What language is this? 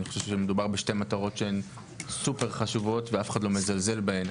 Hebrew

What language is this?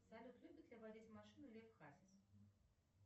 Russian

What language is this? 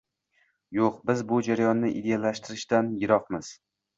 Uzbek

